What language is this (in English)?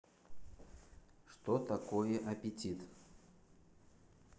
Russian